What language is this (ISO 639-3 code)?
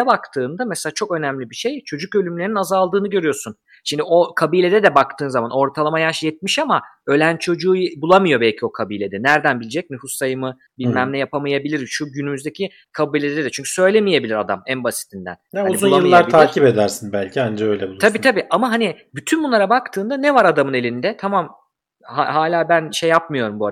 tur